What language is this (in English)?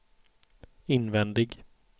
Swedish